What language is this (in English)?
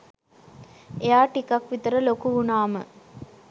Sinhala